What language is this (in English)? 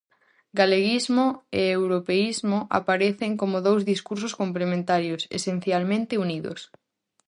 Galician